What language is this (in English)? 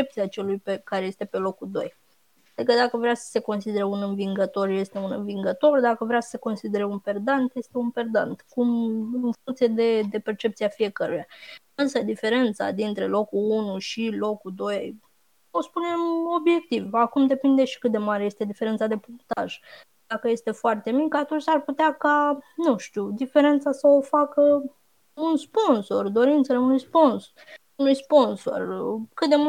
Romanian